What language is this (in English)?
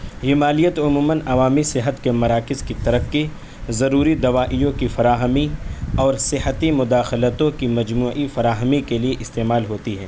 Urdu